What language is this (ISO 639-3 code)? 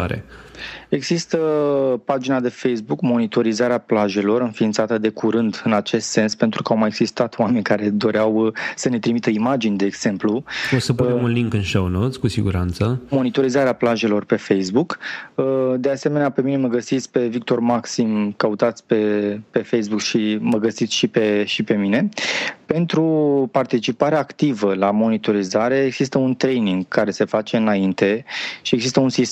ron